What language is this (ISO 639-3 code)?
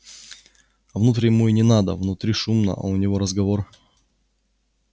rus